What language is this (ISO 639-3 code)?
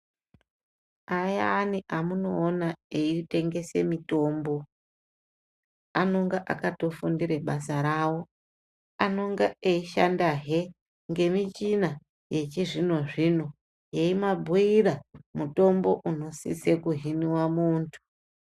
ndc